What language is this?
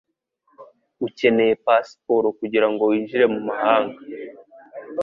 Kinyarwanda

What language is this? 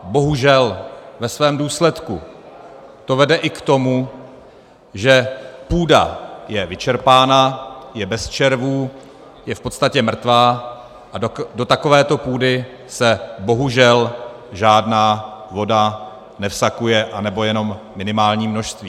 Czech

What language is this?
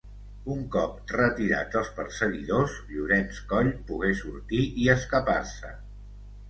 Catalan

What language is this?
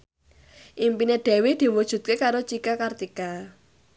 Javanese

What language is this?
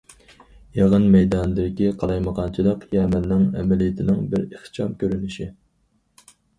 Uyghur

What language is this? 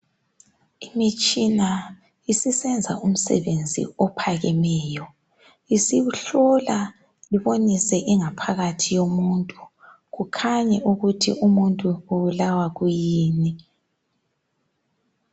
North Ndebele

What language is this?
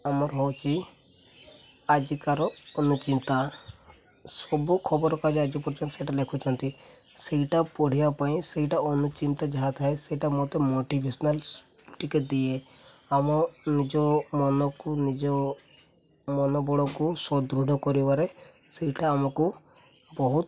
Odia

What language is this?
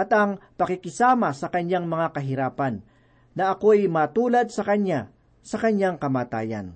Filipino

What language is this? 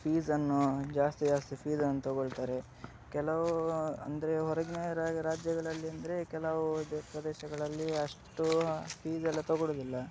Kannada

